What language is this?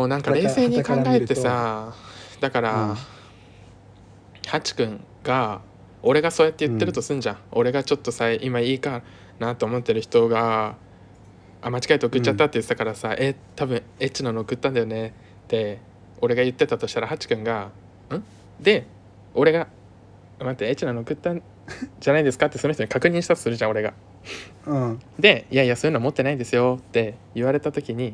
Japanese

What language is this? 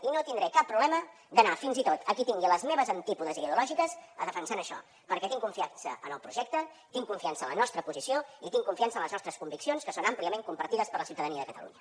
Catalan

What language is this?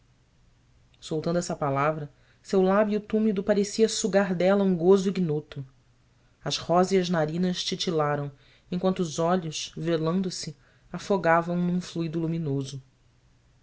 Portuguese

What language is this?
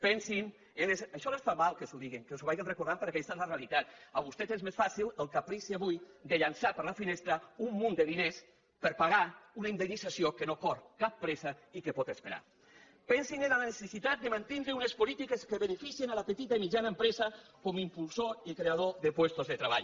Catalan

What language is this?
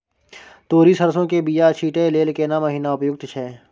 Maithili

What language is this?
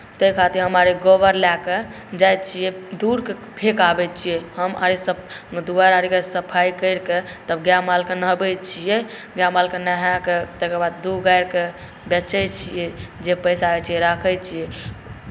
Maithili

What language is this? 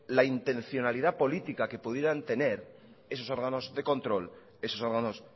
Spanish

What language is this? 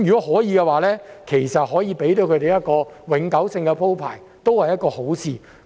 Cantonese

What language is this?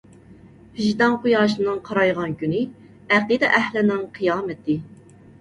Uyghur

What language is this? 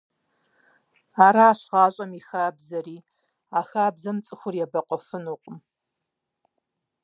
Kabardian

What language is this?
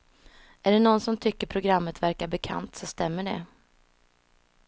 Swedish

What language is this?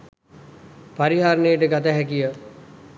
Sinhala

